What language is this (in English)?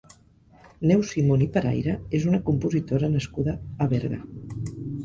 Catalan